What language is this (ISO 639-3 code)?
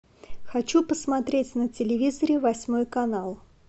rus